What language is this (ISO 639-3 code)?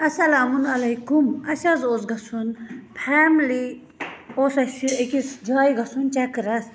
kas